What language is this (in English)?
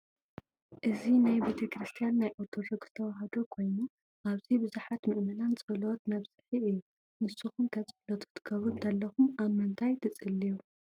Tigrinya